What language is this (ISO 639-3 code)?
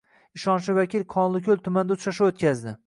uzb